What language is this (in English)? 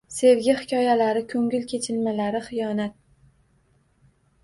Uzbek